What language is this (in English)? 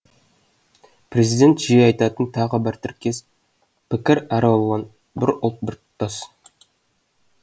Kazakh